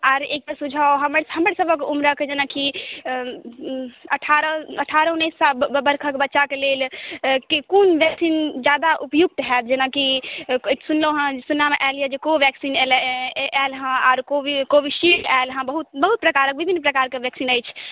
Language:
Maithili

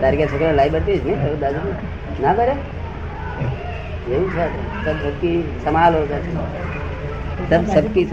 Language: Gujarati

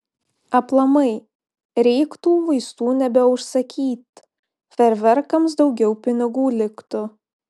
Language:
Lithuanian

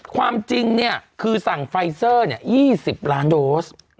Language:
Thai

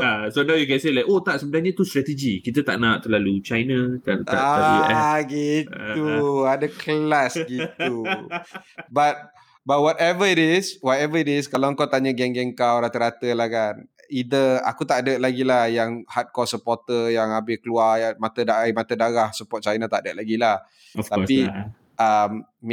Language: Malay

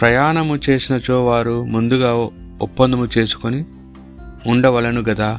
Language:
Telugu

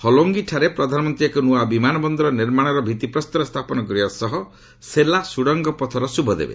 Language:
Odia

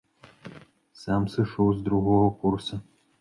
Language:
Belarusian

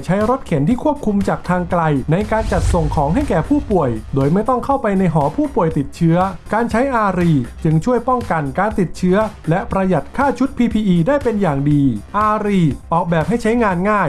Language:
Thai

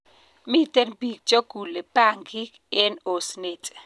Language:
Kalenjin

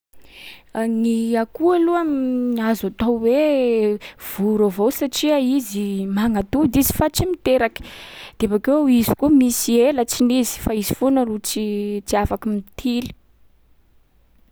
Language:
Sakalava Malagasy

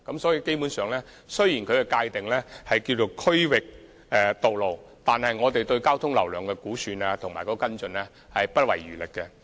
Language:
Cantonese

